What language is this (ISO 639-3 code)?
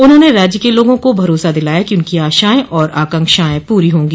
hin